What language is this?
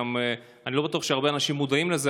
Hebrew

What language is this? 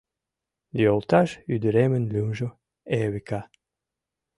Mari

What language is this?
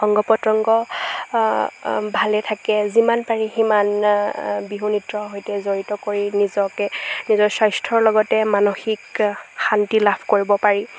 Assamese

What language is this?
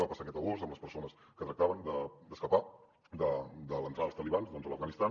Catalan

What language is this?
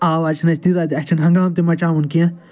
Kashmiri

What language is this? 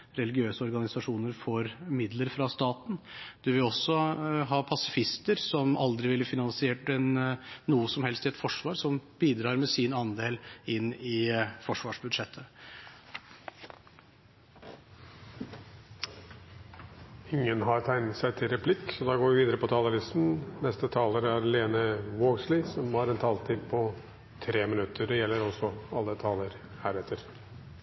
Norwegian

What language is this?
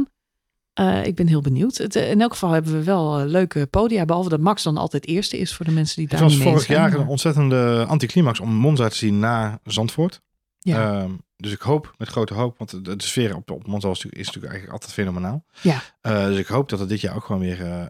Dutch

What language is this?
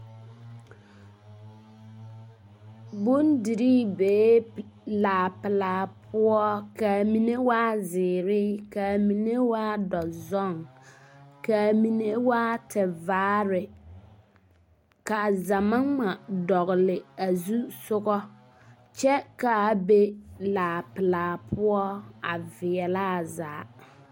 Southern Dagaare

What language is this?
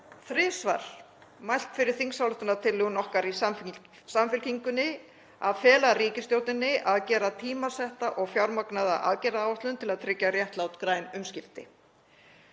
Icelandic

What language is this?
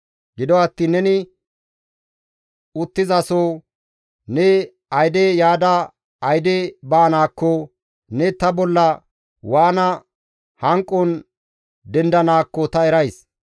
Gamo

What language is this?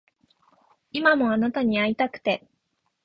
Japanese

